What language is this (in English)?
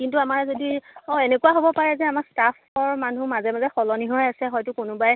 Assamese